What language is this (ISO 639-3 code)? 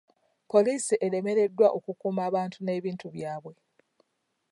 lug